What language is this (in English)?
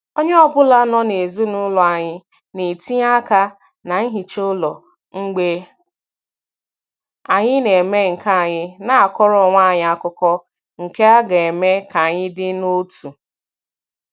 Igbo